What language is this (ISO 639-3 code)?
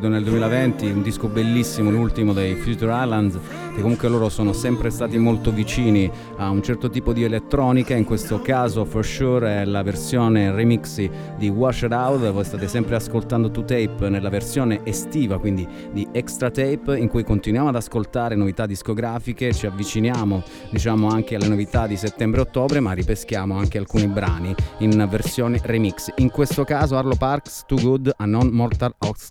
ita